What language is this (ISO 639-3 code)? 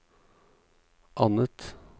nor